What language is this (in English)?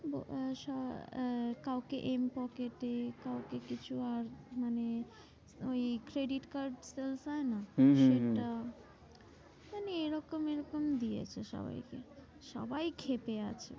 Bangla